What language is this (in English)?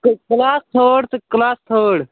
Kashmiri